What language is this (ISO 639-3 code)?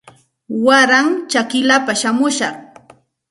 qxt